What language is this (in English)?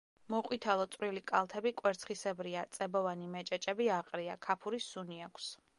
Georgian